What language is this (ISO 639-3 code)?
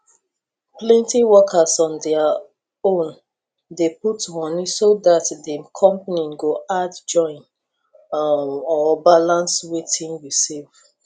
pcm